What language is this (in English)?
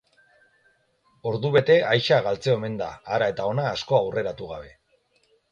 Basque